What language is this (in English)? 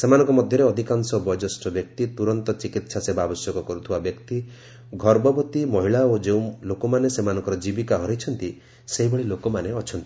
Odia